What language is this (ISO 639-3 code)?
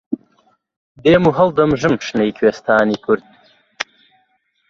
ckb